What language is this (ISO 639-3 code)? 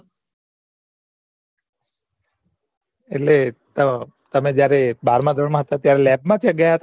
guj